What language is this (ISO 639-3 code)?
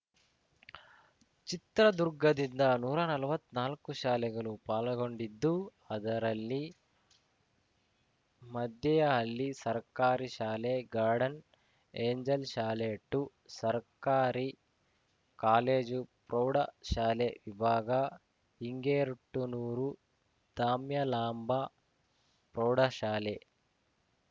kan